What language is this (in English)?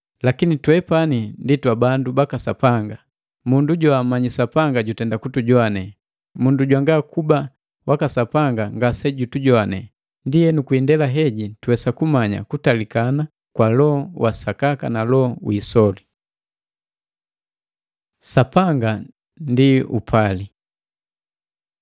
Matengo